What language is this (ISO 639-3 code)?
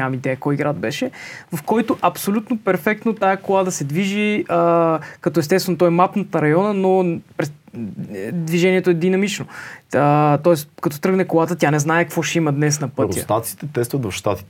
bul